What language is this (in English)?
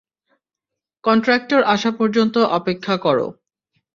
Bangla